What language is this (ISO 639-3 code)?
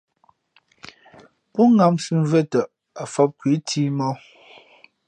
fmp